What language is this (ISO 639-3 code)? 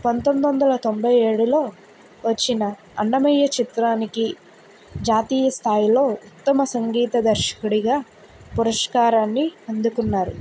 tel